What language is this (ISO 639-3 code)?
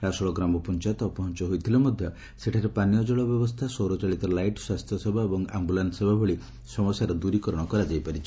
ori